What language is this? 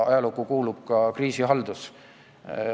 Estonian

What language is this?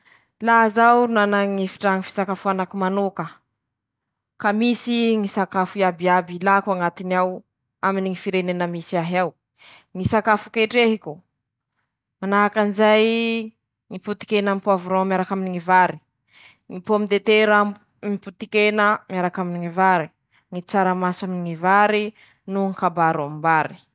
Masikoro Malagasy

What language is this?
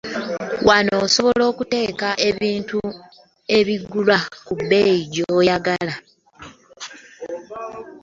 Ganda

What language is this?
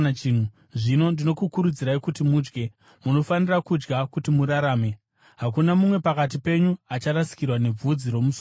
Shona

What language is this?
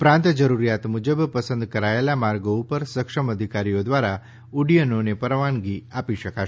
Gujarati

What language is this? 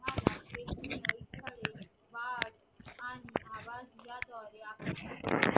Marathi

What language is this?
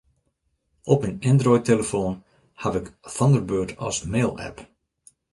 Western Frisian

